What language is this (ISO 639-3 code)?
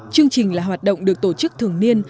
vie